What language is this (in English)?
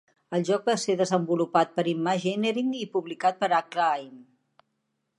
Catalan